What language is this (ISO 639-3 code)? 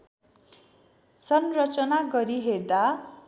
nep